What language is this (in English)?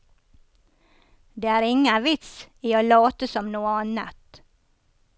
Norwegian